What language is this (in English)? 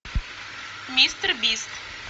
Russian